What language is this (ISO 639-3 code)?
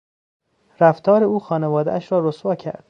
fas